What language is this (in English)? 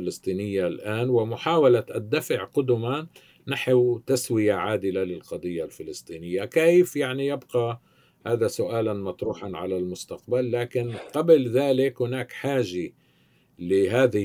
Arabic